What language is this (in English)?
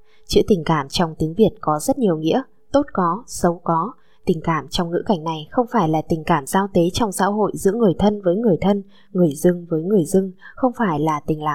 Vietnamese